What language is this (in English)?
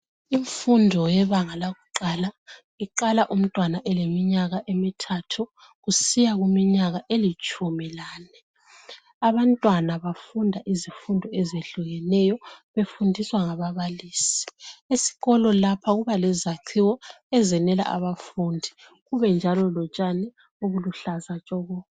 North Ndebele